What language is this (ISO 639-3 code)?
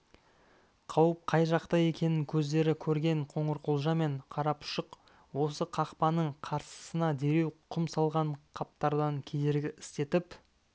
kaz